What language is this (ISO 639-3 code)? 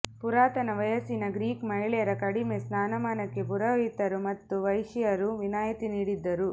kan